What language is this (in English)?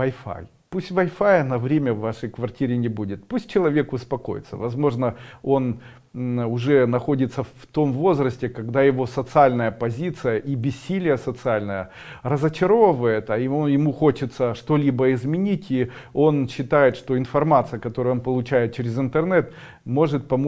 Russian